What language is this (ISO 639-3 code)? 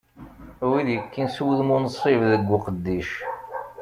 kab